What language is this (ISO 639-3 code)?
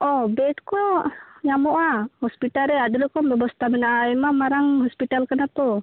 sat